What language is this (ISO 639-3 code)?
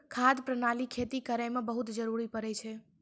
mai